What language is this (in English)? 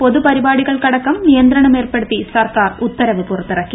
Malayalam